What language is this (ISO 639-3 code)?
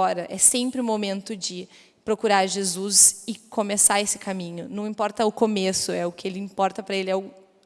por